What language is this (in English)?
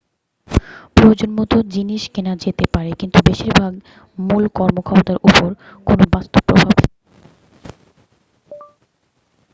Bangla